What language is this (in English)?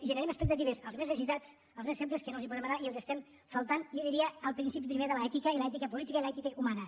Catalan